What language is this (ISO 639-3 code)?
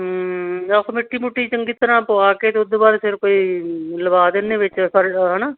pan